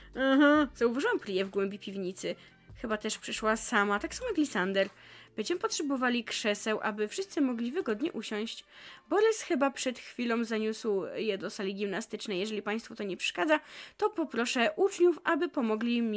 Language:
Polish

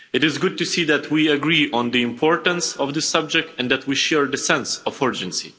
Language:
English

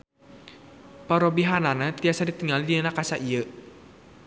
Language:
Sundanese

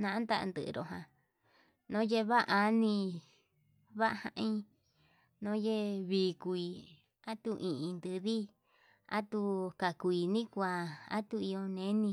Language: Yutanduchi Mixtec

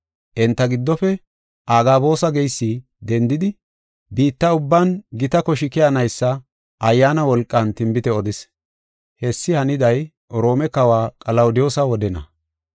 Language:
Gofa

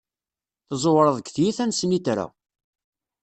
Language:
Kabyle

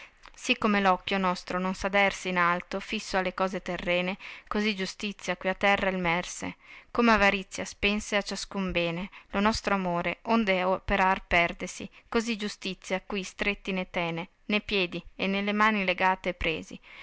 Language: Italian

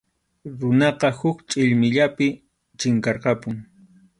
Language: Arequipa-La Unión Quechua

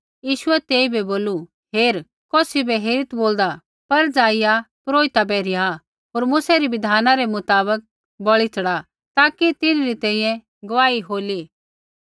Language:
Kullu Pahari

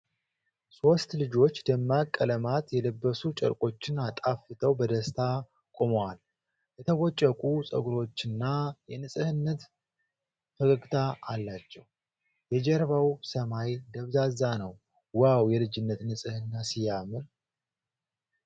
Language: Amharic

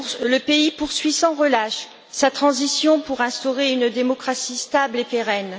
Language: French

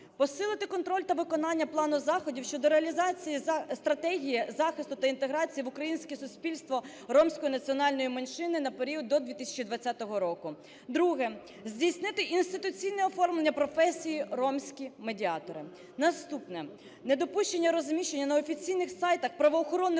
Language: Ukrainian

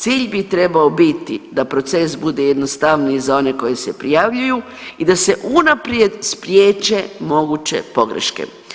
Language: Croatian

